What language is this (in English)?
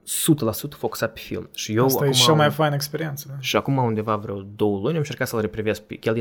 Romanian